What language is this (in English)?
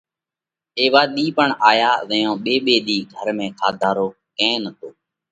Parkari Koli